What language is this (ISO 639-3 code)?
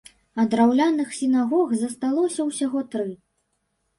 bel